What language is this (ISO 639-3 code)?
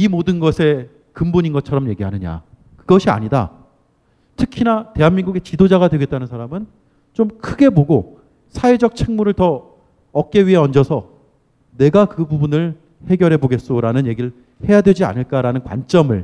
kor